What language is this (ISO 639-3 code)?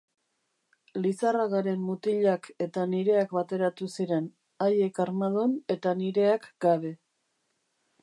eus